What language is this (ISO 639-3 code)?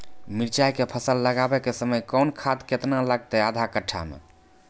mai